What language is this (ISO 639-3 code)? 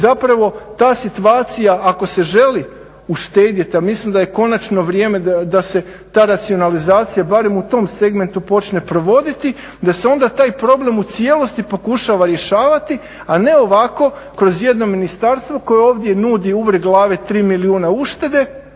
hrv